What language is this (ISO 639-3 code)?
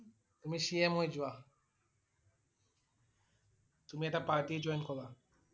asm